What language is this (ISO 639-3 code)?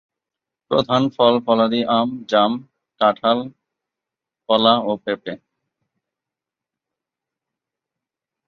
ben